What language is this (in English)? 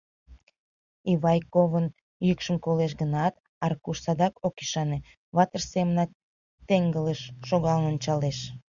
Mari